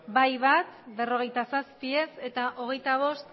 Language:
Basque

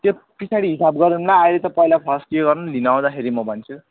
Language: Nepali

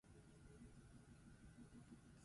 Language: Basque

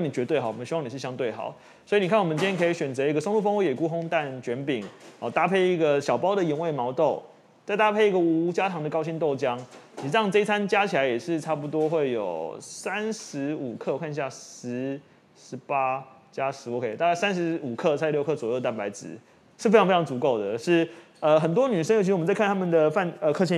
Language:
Chinese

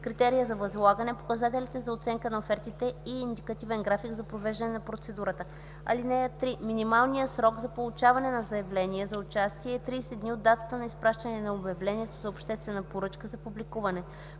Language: Bulgarian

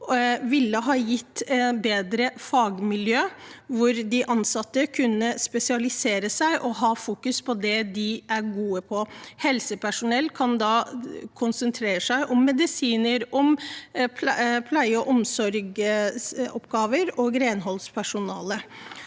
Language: Norwegian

